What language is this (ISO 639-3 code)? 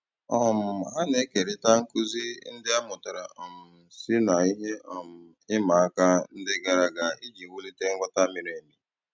ibo